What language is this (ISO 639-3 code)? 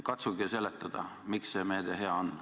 est